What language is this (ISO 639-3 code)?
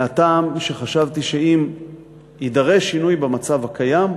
heb